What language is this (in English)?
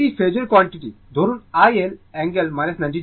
Bangla